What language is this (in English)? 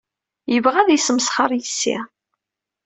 Kabyle